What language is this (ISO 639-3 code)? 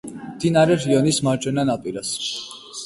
kat